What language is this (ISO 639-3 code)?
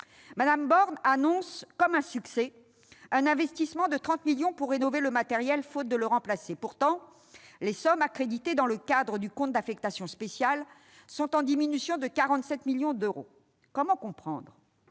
fra